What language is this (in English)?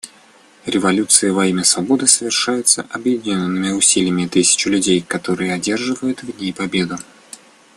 Russian